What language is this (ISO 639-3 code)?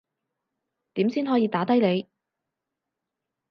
yue